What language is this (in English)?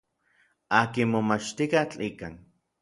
Orizaba Nahuatl